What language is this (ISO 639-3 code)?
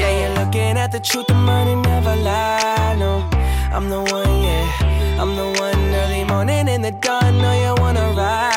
vie